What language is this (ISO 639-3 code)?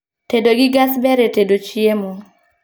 luo